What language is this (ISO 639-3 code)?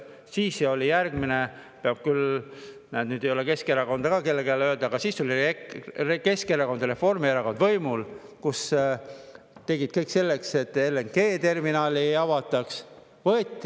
est